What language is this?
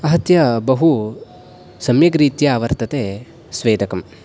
Sanskrit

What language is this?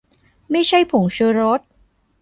Thai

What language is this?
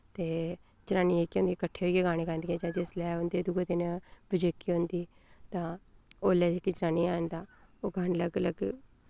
Dogri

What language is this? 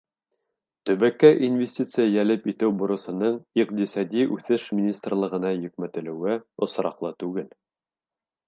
Bashkir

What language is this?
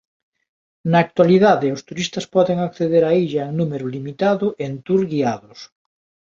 Galician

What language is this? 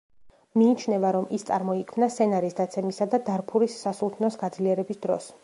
Georgian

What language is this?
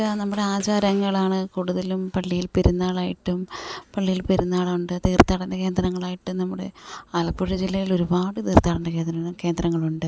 Malayalam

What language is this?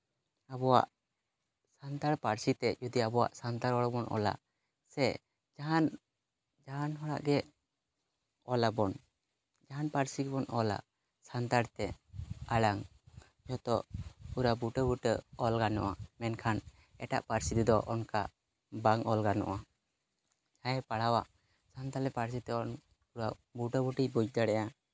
Santali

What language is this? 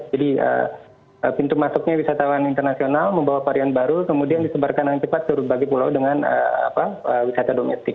Indonesian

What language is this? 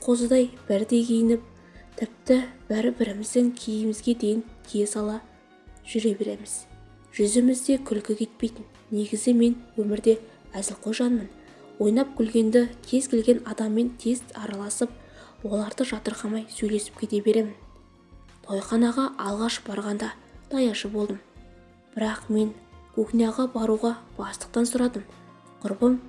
Turkish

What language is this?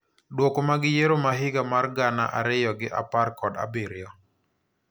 Luo (Kenya and Tanzania)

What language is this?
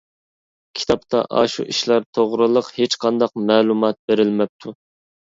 Uyghur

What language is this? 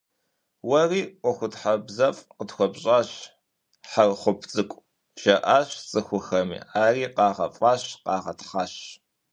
Kabardian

